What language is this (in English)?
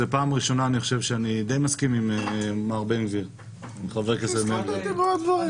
Hebrew